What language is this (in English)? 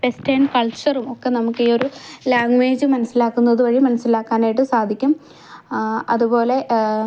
Malayalam